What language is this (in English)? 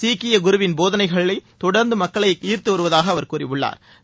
Tamil